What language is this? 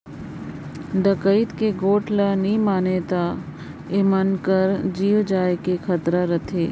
Chhattisgarhi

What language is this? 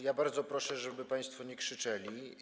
Polish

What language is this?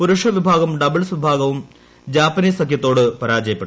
Malayalam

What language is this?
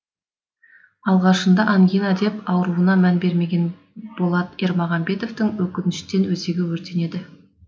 Kazakh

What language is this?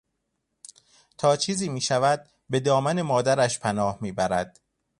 Persian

